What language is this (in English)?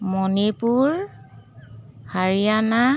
Assamese